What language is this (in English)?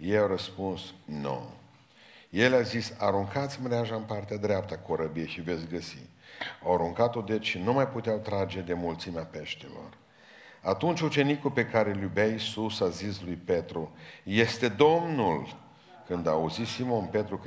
Romanian